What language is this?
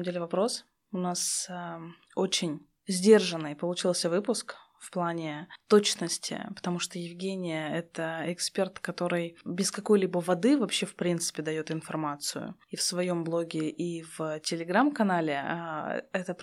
Russian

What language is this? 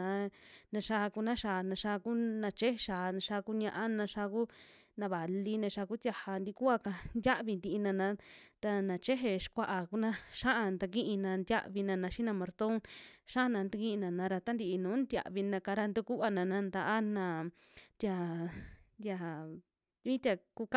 Western Juxtlahuaca Mixtec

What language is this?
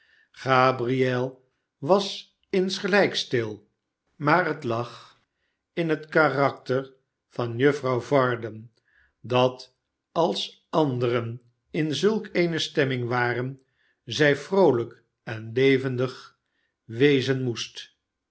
Dutch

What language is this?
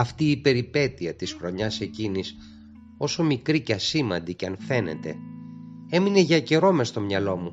Greek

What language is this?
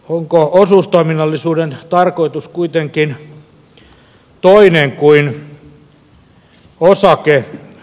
Finnish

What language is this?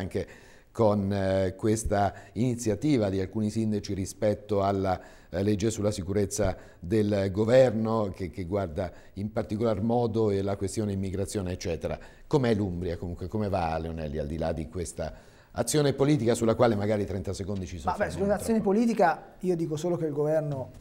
Italian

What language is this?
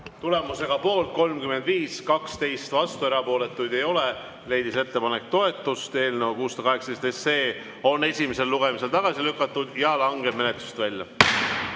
Estonian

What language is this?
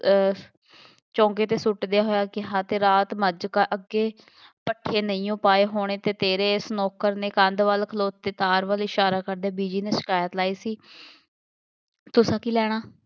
Punjabi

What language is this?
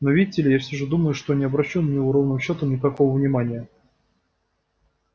Russian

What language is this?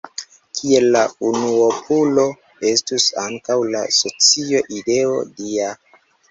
Esperanto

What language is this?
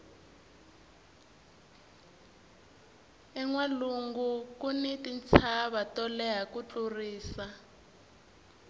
Tsonga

